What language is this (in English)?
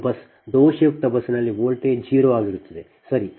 Kannada